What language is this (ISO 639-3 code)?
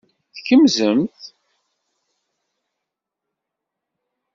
kab